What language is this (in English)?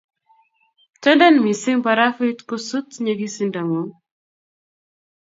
Kalenjin